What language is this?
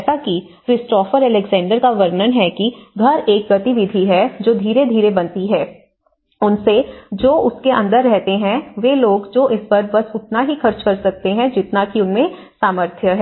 Hindi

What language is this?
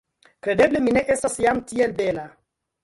Esperanto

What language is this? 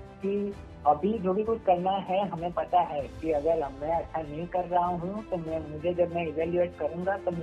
Gujarati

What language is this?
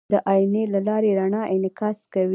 Pashto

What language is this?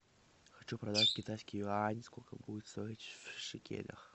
Russian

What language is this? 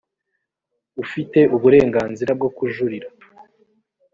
Kinyarwanda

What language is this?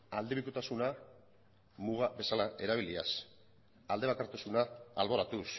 Basque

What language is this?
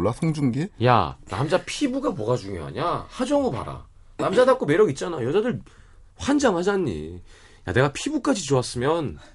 Korean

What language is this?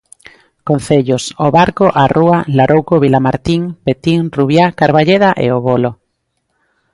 Galician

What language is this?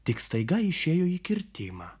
Lithuanian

